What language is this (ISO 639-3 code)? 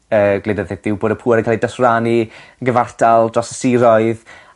cym